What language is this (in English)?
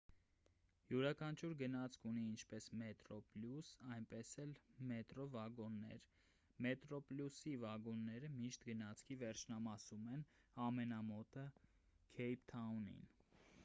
Armenian